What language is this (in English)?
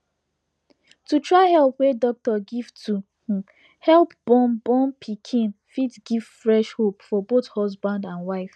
Nigerian Pidgin